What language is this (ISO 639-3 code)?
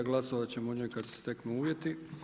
hrv